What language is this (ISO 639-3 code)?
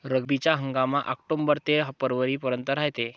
mar